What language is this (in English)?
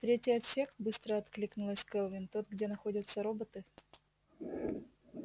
Russian